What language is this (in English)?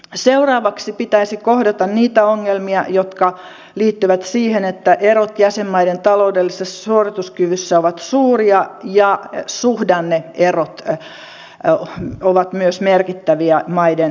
Finnish